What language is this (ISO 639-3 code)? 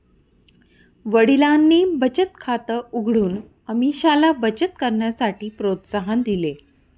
mar